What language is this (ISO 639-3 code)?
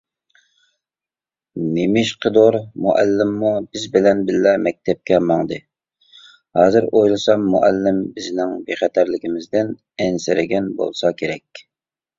uig